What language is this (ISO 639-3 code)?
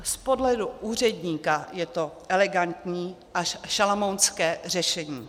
ces